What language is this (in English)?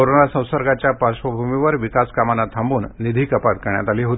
Marathi